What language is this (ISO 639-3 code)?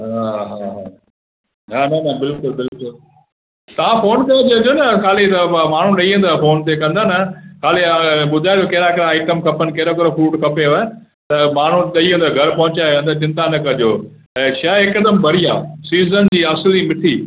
snd